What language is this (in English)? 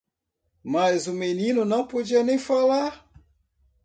Portuguese